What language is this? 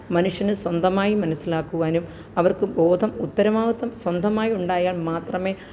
Malayalam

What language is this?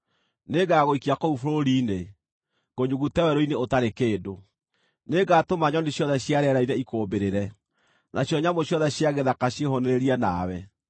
Kikuyu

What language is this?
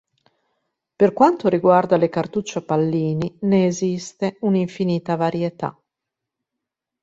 Italian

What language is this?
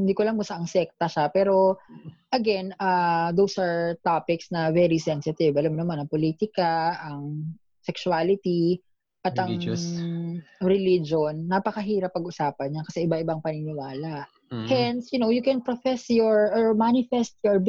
Filipino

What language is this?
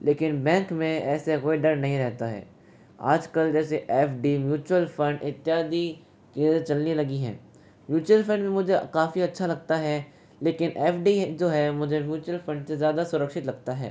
Hindi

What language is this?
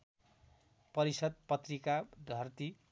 Nepali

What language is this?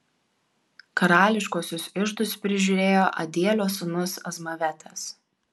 Lithuanian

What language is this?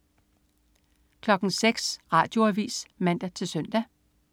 Danish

